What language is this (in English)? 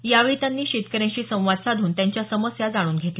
Marathi